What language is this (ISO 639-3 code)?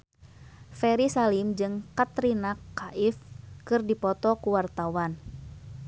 sun